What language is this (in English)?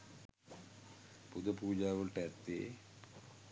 Sinhala